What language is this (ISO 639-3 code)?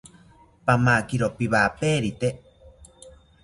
cpy